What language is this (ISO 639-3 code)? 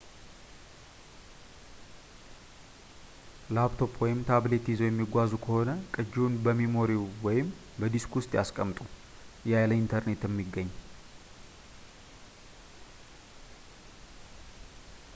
amh